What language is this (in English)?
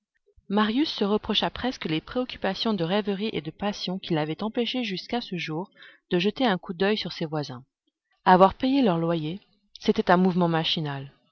French